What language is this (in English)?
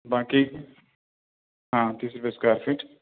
Urdu